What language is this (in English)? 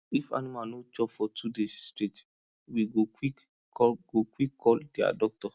Nigerian Pidgin